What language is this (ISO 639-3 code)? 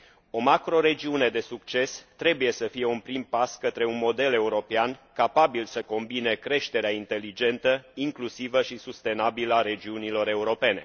ron